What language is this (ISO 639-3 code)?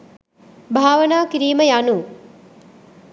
sin